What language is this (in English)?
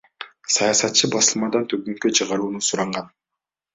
Kyrgyz